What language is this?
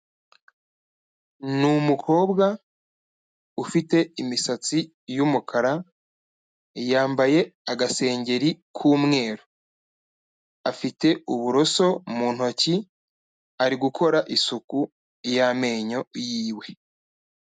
Kinyarwanda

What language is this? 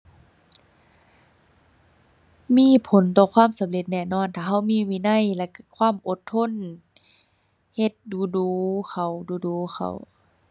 Thai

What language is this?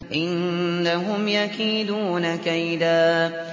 Arabic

